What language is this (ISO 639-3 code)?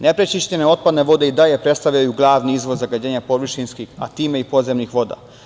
srp